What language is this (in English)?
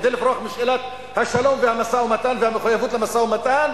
Hebrew